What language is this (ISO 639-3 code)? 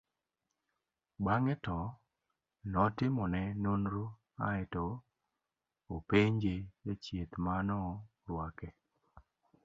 luo